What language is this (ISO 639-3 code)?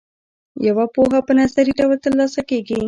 pus